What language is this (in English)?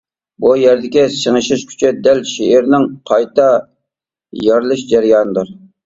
Uyghur